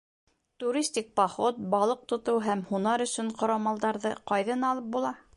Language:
Bashkir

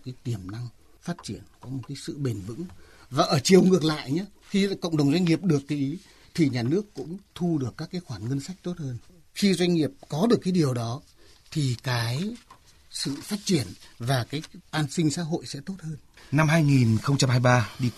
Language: Vietnamese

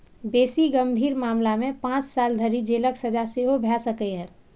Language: Maithili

